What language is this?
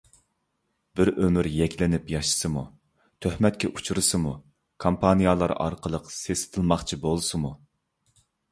Uyghur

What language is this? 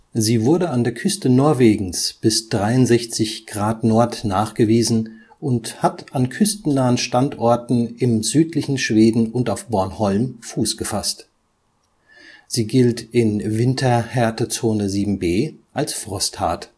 German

